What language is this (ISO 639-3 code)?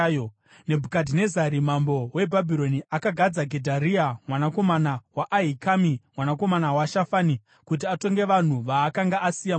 sna